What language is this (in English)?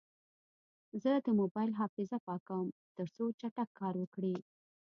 Pashto